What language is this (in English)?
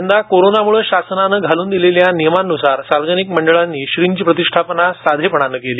Marathi